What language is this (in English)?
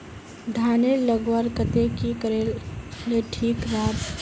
Magahi